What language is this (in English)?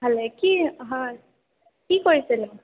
Assamese